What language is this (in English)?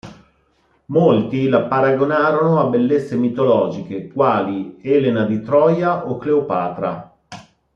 Italian